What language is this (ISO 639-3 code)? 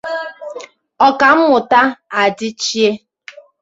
ibo